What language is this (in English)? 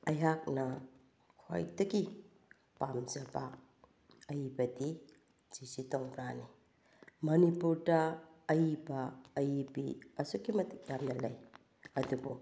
Manipuri